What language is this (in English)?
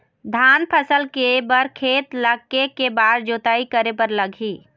Chhattisgarhi